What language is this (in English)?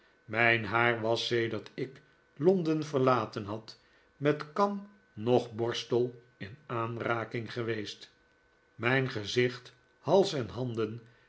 Dutch